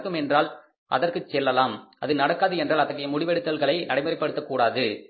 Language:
Tamil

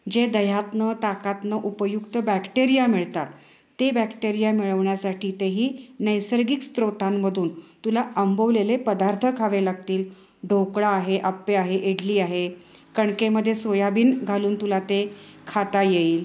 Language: Marathi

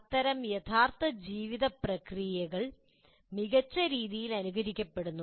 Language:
Malayalam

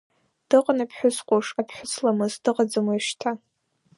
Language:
Abkhazian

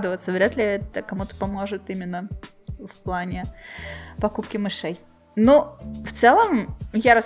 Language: Russian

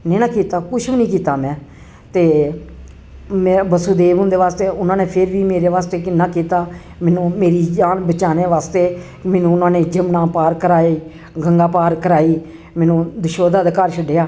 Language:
Dogri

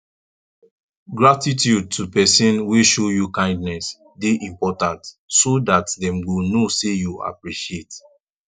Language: Nigerian Pidgin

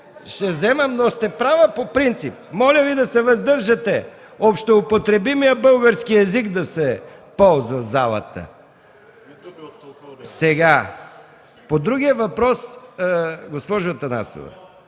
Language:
Bulgarian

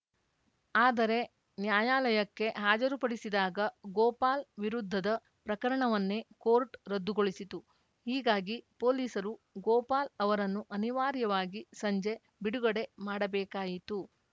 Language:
Kannada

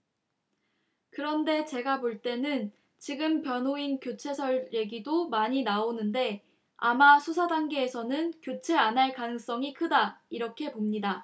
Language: Korean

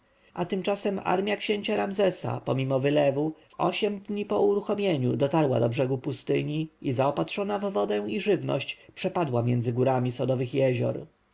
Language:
Polish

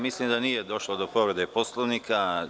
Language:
Serbian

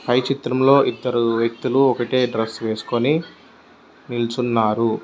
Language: Telugu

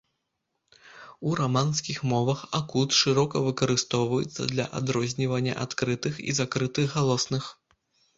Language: Belarusian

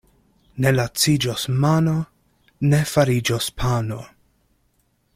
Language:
Esperanto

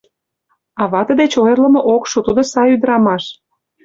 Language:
Mari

